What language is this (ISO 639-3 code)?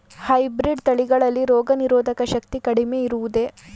kan